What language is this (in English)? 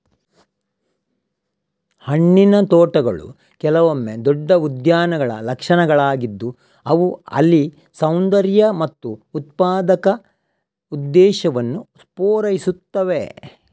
Kannada